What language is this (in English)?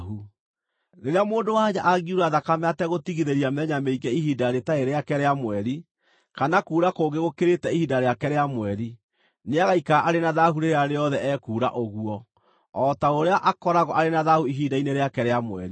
Kikuyu